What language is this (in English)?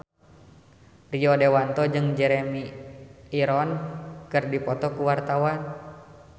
Sundanese